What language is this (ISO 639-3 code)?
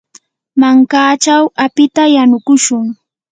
qur